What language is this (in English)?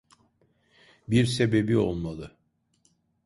Turkish